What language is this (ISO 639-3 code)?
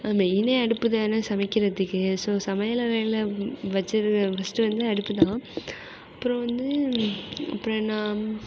tam